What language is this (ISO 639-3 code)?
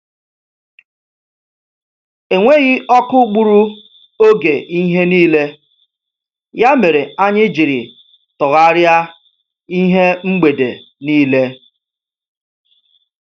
ibo